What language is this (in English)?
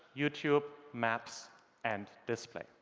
English